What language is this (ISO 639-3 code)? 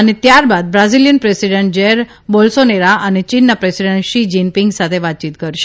guj